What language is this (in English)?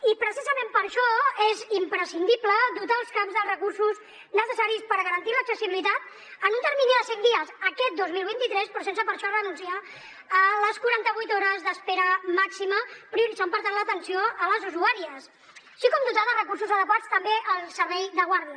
Catalan